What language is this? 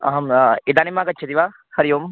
Sanskrit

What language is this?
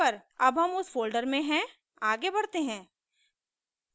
Hindi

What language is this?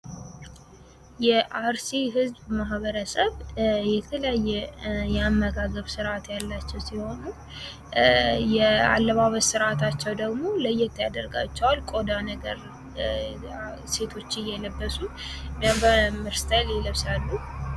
Amharic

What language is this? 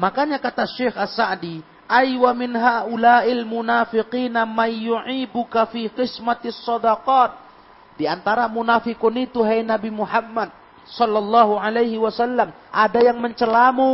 Indonesian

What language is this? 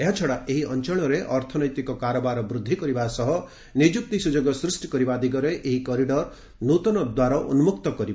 Odia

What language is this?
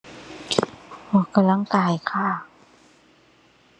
Thai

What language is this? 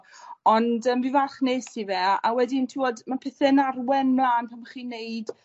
Welsh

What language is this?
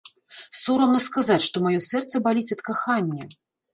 Belarusian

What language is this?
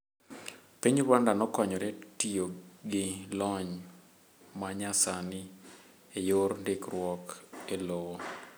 Luo (Kenya and Tanzania)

